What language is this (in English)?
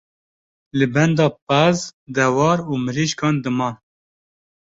Kurdish